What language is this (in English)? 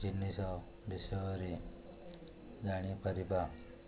Odia